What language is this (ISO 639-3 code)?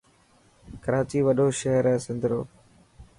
mki